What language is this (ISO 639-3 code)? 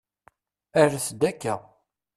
kab